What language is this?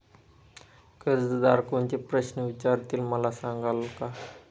Marathi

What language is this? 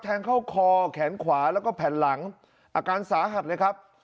Thai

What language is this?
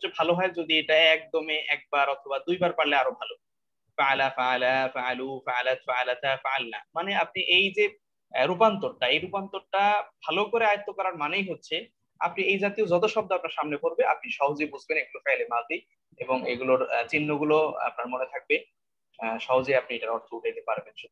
Indonesian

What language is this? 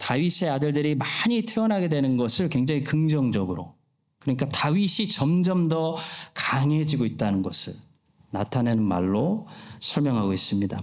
Korean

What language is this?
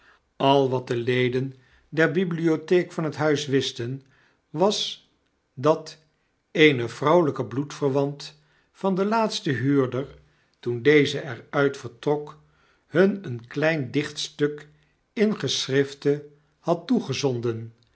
Dutch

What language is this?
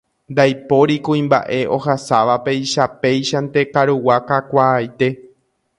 Guarani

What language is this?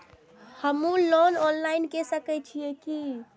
Maithili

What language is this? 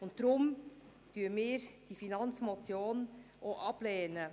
Swiss German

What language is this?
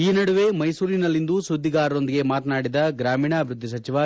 Kannada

